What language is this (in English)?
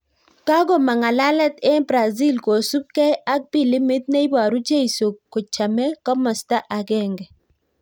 Kalenjin